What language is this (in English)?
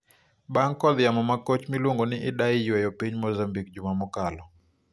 Luo (Kenya and Tanzania)